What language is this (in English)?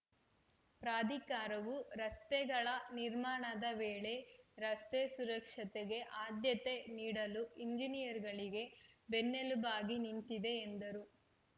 Kannada